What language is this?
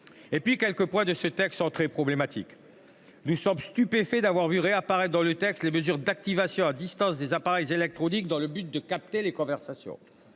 French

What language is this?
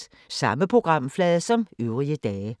Danish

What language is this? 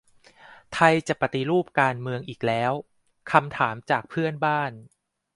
Thai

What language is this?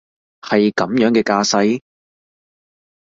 Cantonese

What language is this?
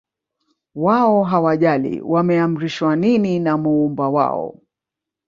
Swahili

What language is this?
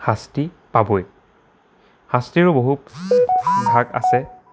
Assamese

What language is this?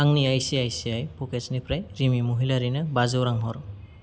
Bodo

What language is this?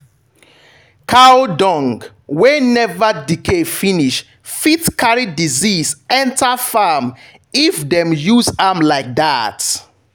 Nigerian Pidgin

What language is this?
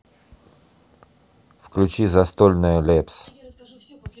Russian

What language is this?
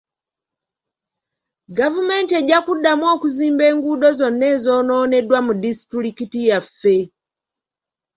Ganda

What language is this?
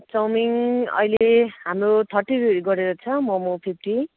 Nepali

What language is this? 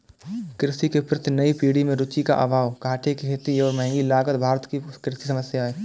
Hindi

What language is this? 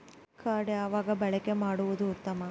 Kannada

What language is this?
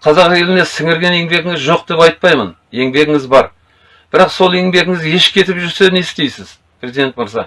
Kazakh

